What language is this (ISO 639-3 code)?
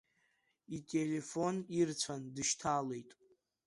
abk